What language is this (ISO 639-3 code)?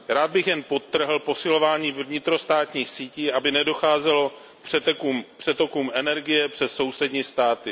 ces